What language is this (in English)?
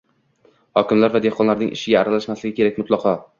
Uzbek